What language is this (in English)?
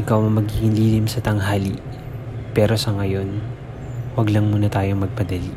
Filipino